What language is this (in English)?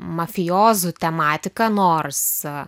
Lithuanian